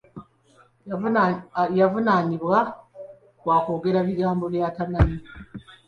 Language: Ganda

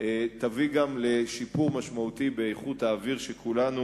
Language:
Hebrew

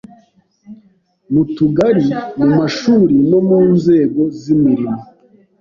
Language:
Kinyarwanda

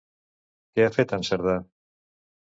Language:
Catalan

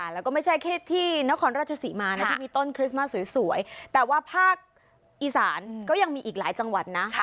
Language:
Thai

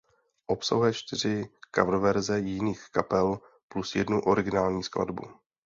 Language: Czech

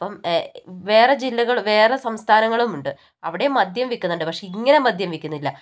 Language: Malayalam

